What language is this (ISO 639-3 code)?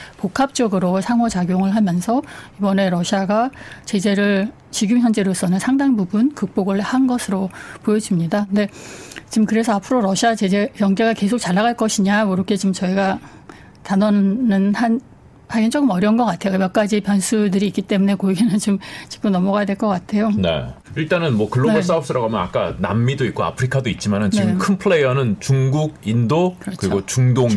kor